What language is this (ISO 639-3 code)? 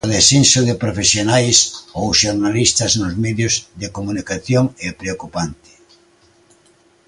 glg